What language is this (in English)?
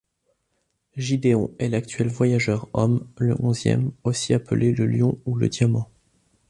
French